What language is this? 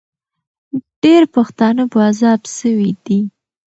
Pashto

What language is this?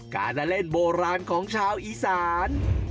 Thai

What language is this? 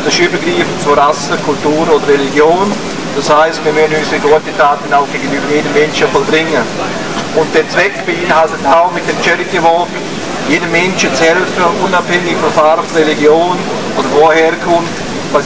German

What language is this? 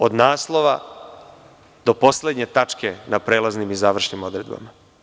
Serbian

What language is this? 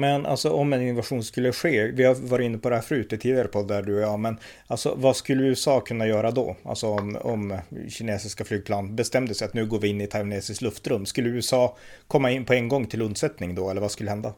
Swedish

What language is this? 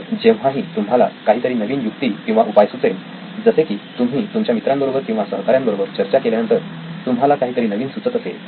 Marathi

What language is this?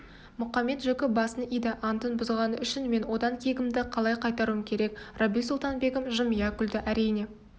Kazakh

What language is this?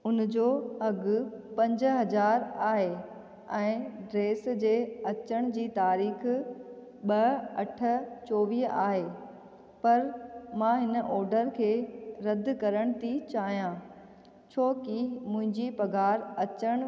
Sindhi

